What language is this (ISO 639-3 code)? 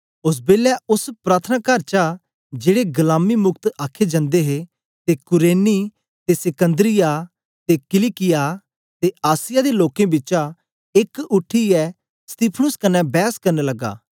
doi